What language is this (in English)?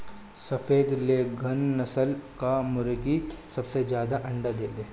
Bhojpuri